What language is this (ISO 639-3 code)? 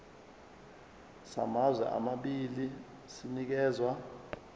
zul